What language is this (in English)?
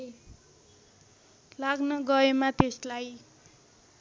Nepali